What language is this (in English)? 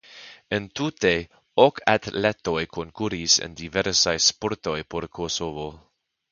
Esperanto